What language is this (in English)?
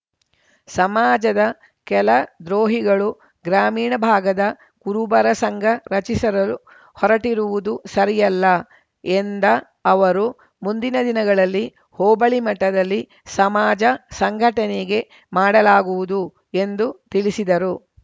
Kannada